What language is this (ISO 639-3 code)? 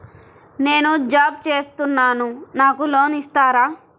tel